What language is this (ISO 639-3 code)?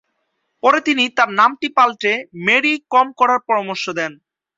ben